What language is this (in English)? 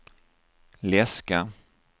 Swedish